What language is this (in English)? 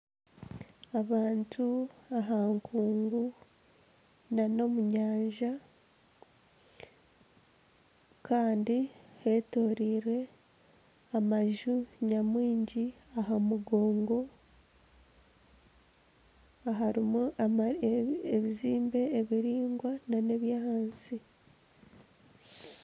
Nyankole